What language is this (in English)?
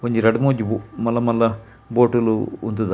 Tulu